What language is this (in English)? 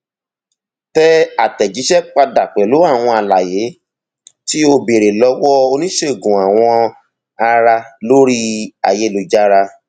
Yoruba